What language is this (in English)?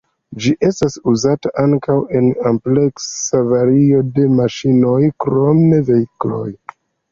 Esperanto